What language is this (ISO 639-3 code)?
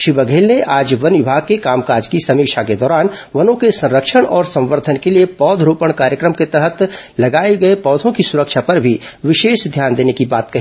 hin